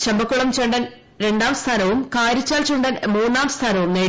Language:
Malayalam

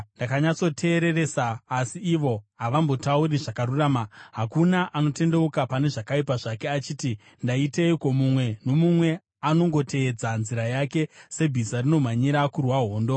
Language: Shona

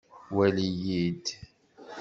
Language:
Kabyle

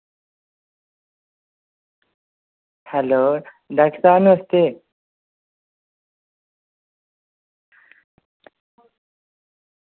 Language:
Dogri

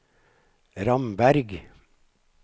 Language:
Norwegian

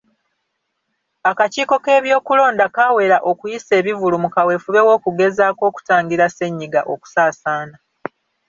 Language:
Ganda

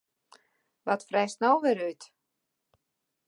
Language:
Western Frisian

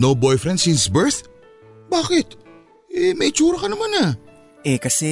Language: Filipino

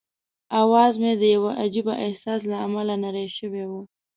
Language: Pashto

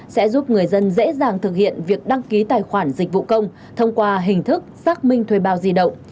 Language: Vietnamese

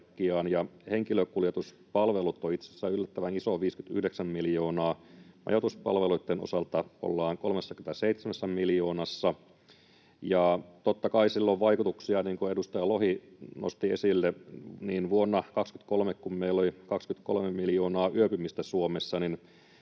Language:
Finnish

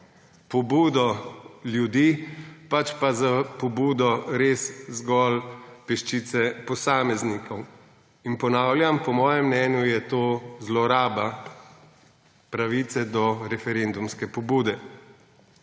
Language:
Slovenian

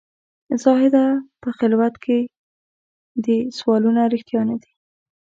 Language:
Pashto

